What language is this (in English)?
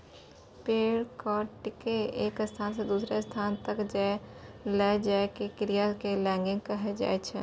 Maithili